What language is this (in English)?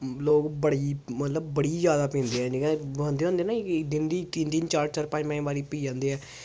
Dogri